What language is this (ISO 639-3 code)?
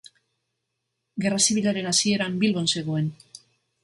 eus